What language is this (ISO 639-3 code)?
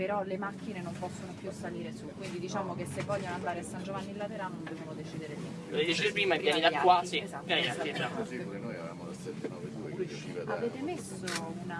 ita